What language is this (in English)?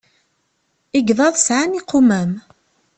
Kabyle